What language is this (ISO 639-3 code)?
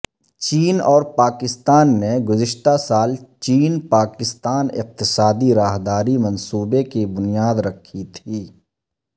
urd